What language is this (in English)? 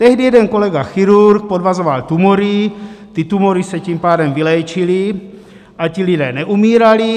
Czech